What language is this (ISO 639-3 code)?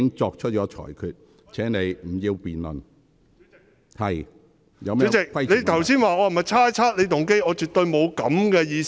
yue